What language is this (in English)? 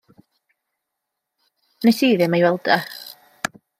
Welsh